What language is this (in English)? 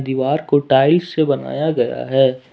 Hindi